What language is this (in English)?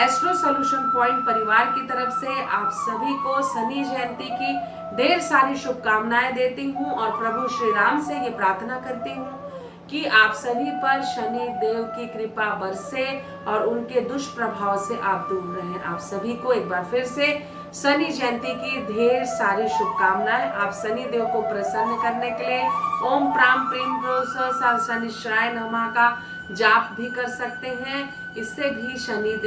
Hindi